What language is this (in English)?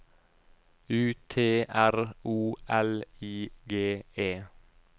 Norwegian